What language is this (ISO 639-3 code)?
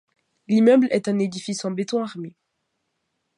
fra